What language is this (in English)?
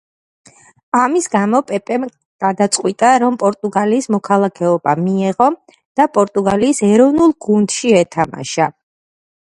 Georgian